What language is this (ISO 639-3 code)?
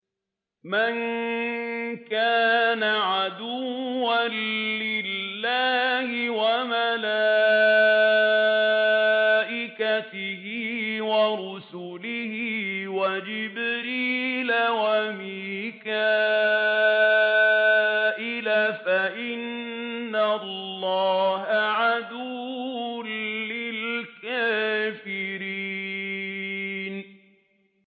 ara